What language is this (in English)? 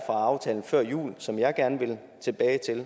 Danish